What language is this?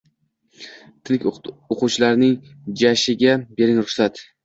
Uzbek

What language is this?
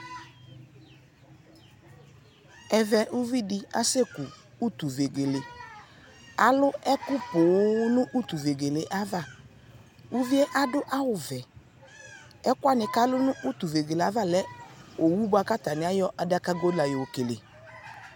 Ikposo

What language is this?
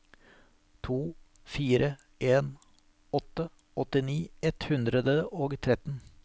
Norwegian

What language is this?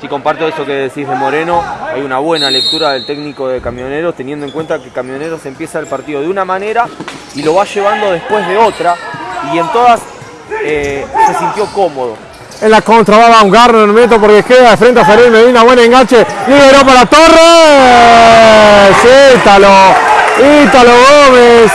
Spanish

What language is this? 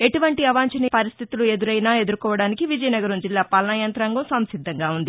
Telugu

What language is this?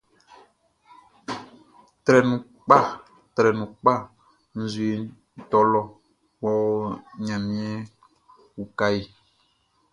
Baoulé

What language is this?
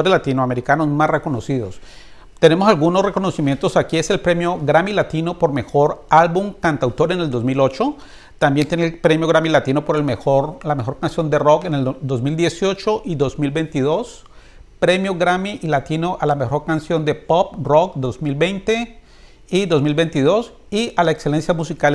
Spanish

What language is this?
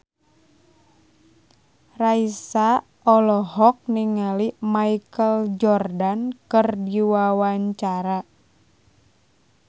Sundanese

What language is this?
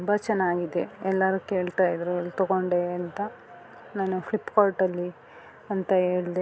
Kannada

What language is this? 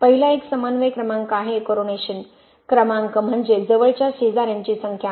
Marathi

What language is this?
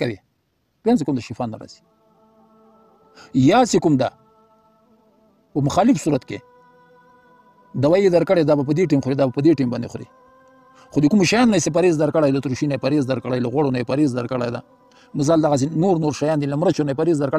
Arabic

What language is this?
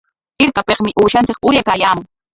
Corongo Ancash Quechua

